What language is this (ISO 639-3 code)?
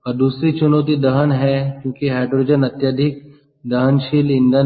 hin